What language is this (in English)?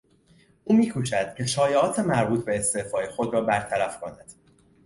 Persian